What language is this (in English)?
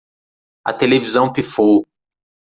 Portuguese